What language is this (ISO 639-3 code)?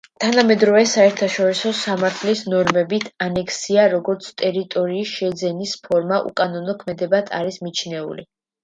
kat